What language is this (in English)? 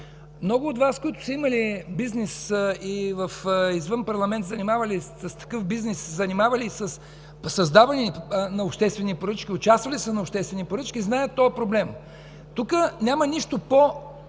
Bulgarian